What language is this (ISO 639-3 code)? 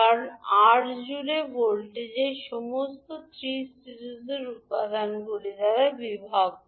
ben